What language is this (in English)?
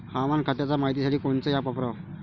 Marathi